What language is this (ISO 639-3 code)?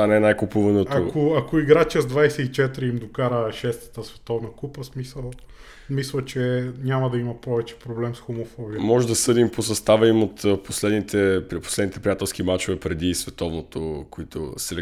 bul